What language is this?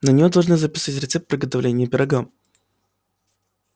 Russian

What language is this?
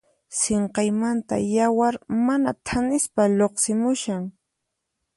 Puno Quechua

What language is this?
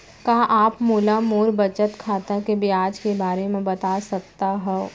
Chhattisgarhi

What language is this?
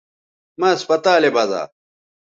Bateri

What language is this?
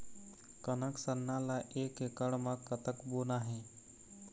Chhattisgarhi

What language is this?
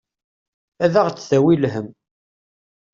Kabyle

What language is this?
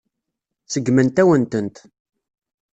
Kabyle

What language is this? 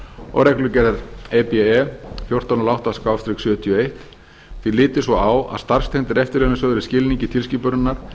Icelandic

